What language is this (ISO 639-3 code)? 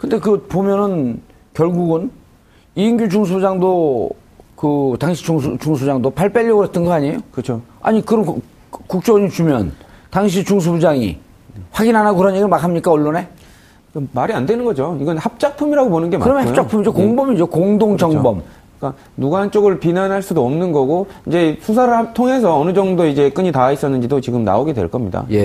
kor